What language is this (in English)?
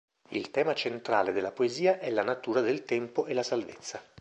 Italian